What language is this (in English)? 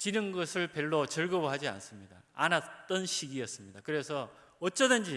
Korean